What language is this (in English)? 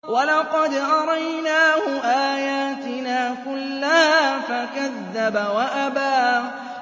Arabic